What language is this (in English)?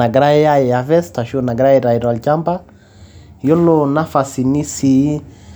Masai